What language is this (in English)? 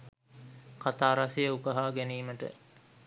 Sinhala